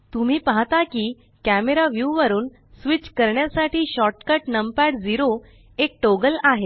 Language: Marathi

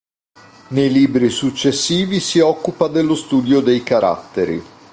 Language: Italian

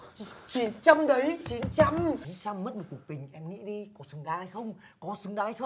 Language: Vietnamese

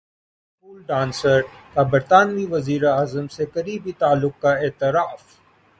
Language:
Urdu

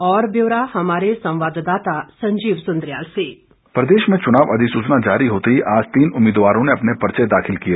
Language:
Hindi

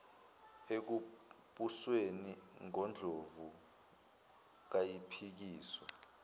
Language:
Zulu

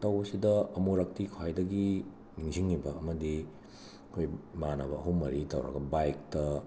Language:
Manipuri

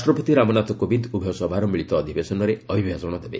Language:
Odia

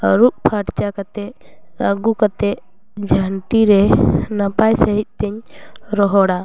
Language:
Santali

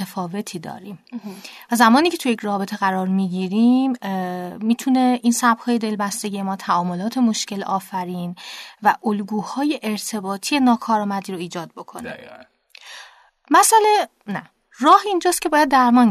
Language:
Persian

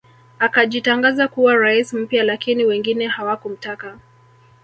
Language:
Swahili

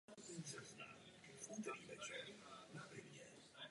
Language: Czech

